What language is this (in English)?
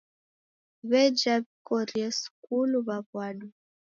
Taita